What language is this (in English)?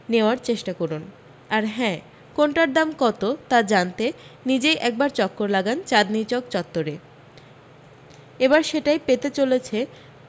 Bangla